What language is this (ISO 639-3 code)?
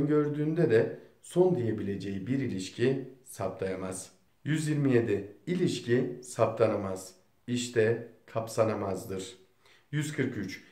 tur